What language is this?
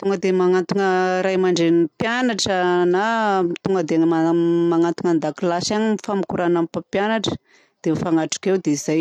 Southern Betsimisaraka Malagasy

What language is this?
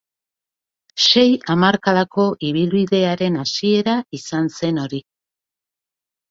Basque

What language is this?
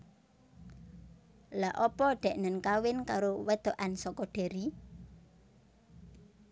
Javanese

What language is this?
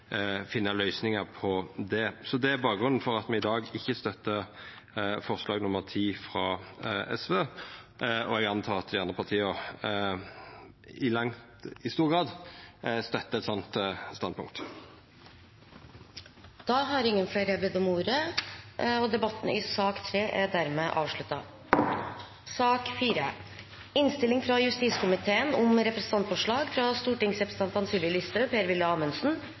Norwegian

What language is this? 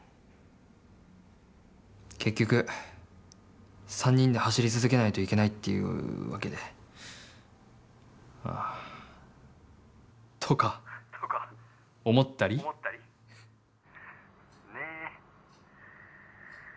Japanese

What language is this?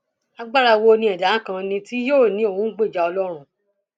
Yoruba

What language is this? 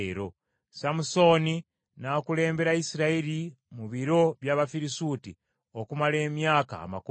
Ganda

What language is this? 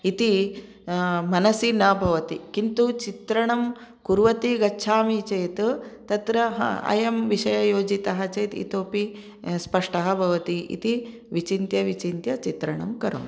Sanskrit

